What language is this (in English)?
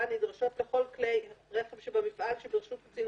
Hebrew